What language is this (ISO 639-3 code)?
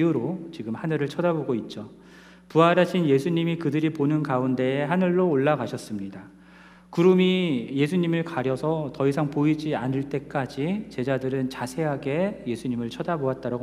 kor